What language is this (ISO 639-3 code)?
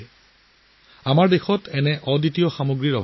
asm